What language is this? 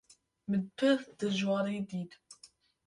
Kurdish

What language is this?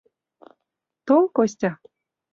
Mari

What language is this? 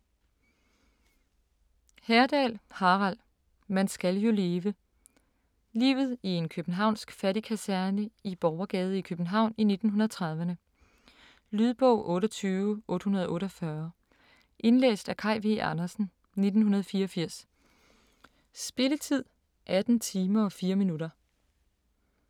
Danish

